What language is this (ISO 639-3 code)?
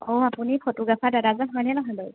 asm